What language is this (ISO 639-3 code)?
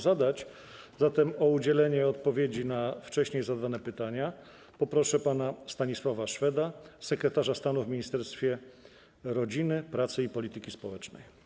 pol